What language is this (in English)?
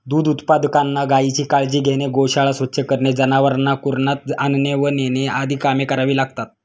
Marathi